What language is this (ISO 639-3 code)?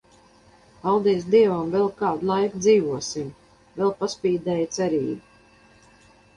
lav